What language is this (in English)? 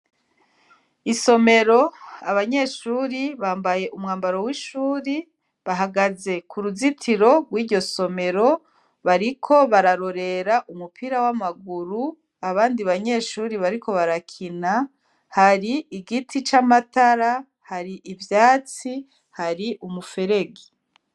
Rundi